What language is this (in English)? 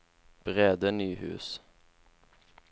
Norwegian